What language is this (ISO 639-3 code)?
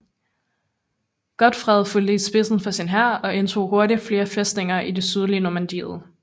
dan